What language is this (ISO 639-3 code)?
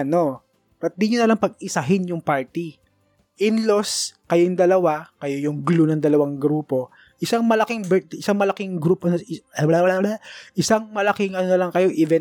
fil